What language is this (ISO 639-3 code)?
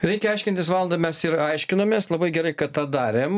lit